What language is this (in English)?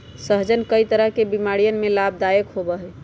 Magahi